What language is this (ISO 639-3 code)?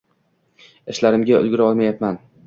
uzb